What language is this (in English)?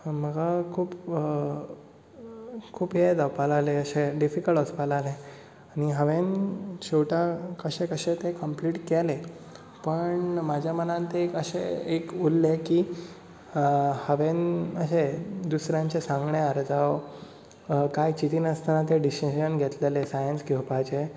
Konkani